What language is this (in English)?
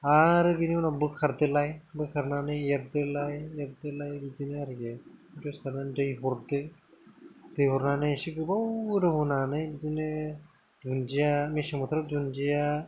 Bodo